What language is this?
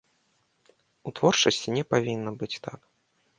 Belarusian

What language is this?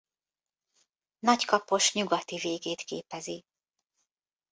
Hungarian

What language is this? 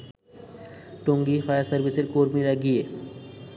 Bangla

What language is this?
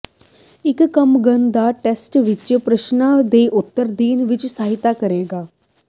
Punjabi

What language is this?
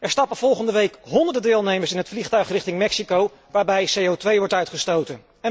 Dutch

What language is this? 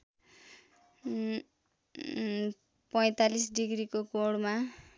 Nepali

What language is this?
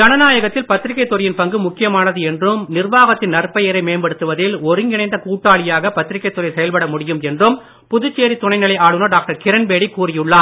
Tamil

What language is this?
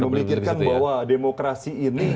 Indonesian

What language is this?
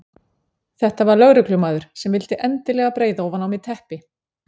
Icelandic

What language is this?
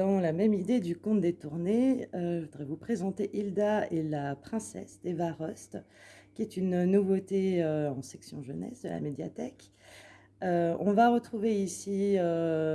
French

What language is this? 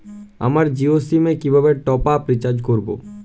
Bangla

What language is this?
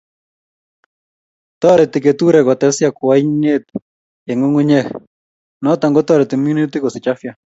Kalenjin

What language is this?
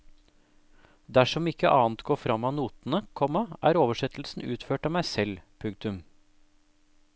Norwegian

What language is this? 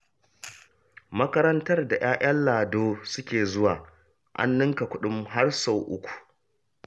Hausa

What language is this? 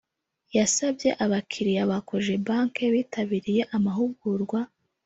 Kinyarwanda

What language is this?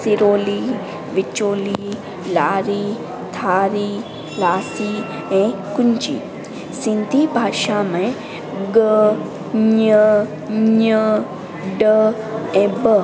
Sindhi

